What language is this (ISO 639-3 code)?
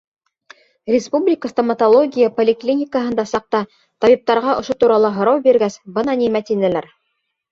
bak